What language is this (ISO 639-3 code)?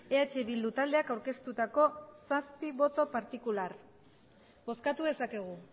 eus